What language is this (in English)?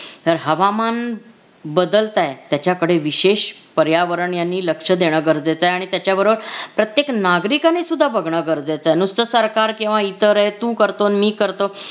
Marathi